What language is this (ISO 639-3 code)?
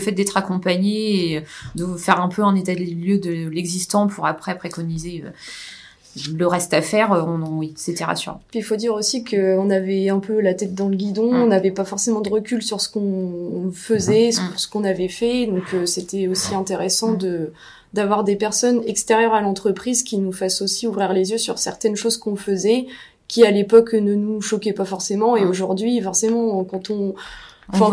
fra